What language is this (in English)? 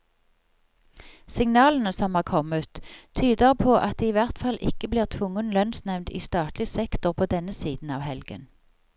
Norwegian